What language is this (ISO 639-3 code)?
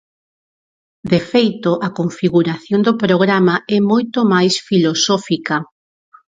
glg